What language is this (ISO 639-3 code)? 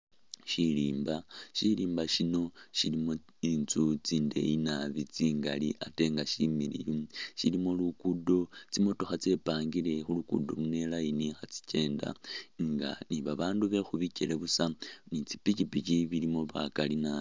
myx